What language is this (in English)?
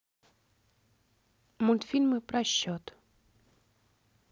Russian